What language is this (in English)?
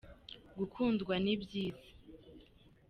Kinyarwanda